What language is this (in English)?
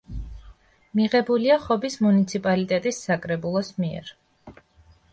Georgian